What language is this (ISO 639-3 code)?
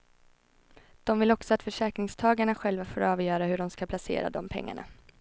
swe